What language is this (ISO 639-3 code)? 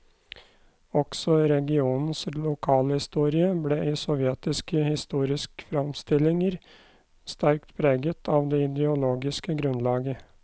nor